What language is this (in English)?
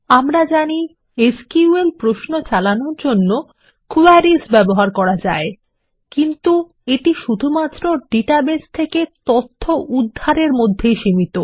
Bangla